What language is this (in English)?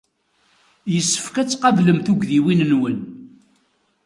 Kabyle